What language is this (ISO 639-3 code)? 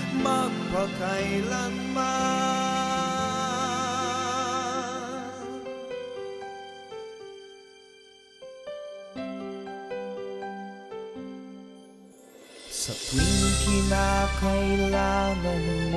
fil